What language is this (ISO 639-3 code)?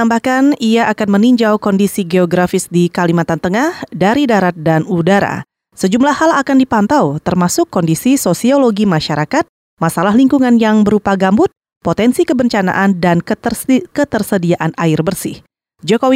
ind